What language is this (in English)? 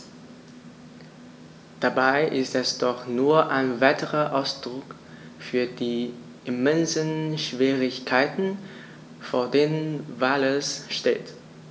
German